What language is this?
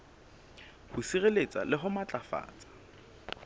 Southern Sotho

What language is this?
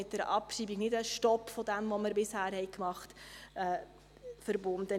Swiss German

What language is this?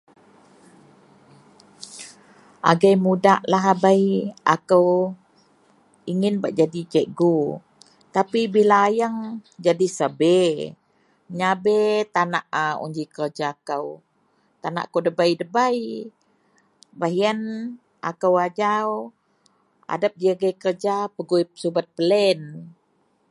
Central Melanau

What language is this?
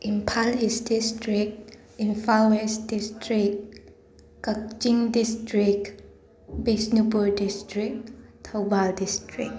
Manipuri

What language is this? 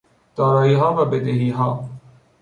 Persian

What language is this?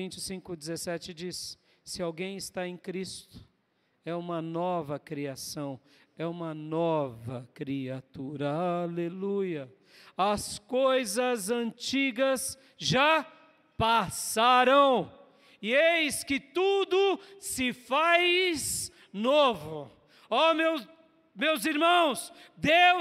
Portuguese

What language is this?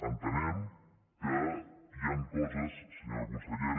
Catalan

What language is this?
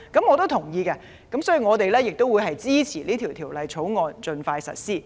Cantonese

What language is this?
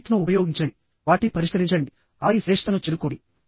Telugu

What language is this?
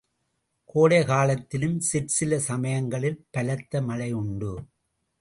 Tamil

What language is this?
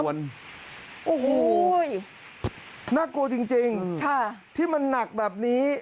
Thai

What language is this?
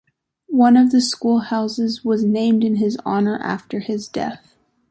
English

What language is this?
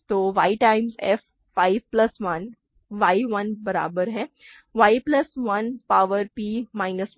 Hindi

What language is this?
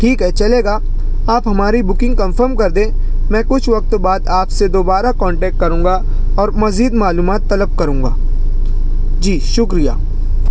Urdu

